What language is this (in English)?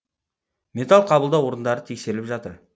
Kazakh